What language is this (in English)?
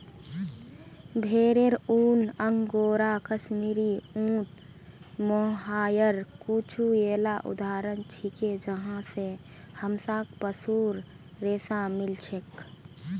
Magahi